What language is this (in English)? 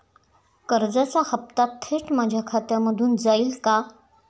Marathi